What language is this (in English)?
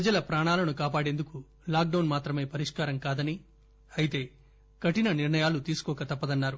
Telugu